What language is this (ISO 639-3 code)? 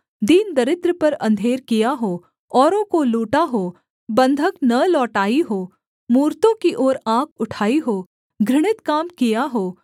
hin